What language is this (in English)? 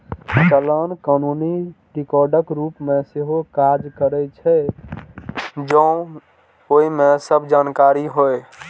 Maithili